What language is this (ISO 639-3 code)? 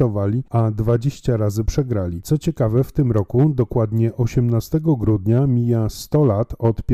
pol